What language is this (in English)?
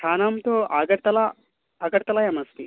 Sanskrit